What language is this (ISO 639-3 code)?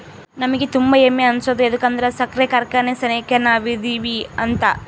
kan